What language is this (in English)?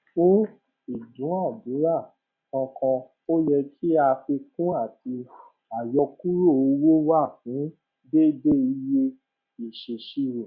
Yoruba